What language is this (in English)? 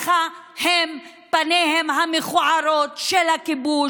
Hebrew